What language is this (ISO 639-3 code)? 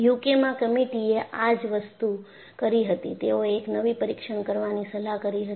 guj